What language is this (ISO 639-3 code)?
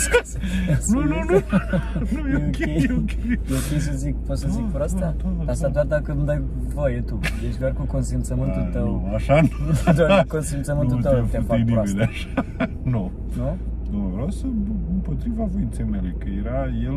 ron